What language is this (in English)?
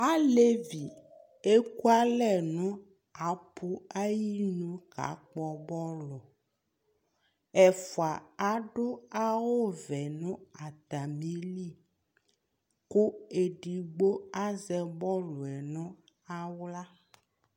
Ikposo